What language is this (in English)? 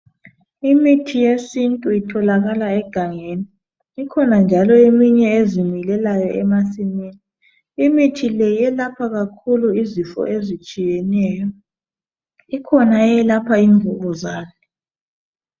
North Ndebele